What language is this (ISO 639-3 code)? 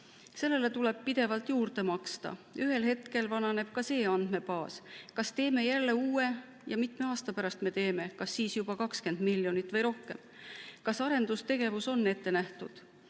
est